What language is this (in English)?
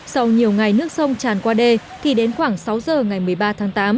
Vietnamese